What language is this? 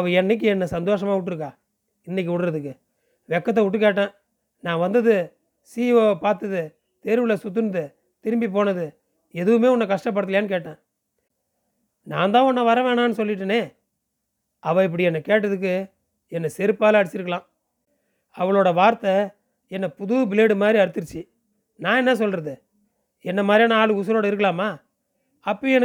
Tamil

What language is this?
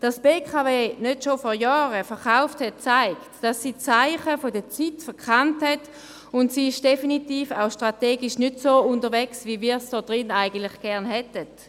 Swiss German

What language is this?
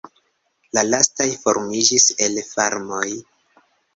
Esperanto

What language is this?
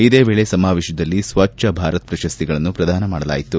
Kannada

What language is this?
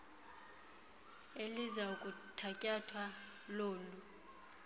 Xhosa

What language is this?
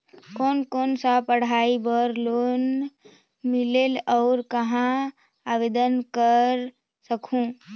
Chhattisgarhi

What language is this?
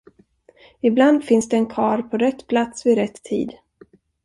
Swedish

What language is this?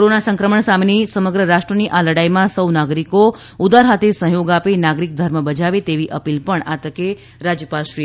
Gujarati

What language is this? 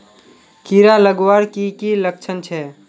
Magahi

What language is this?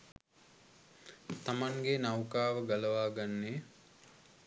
Sinhala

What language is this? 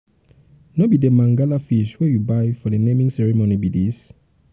Nigerian Pidgin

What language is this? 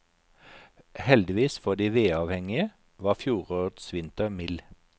Norwegian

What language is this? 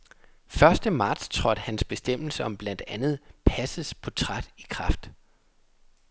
Danish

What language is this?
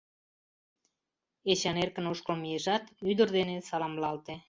Mari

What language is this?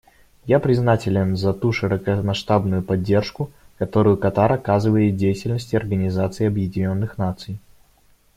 Russian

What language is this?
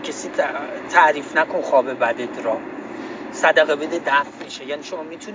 Persian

